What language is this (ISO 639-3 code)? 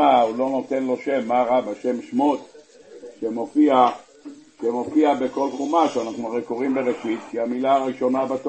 heb